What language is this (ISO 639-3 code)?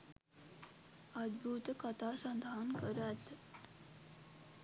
sin